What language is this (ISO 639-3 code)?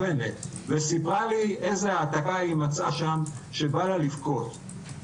heb